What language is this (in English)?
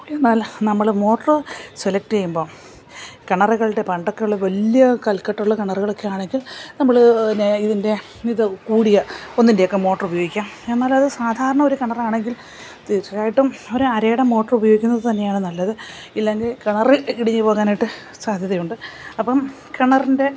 Malayalam